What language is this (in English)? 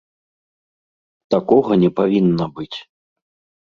Belarusian